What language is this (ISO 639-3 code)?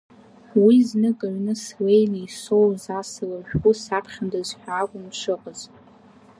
abk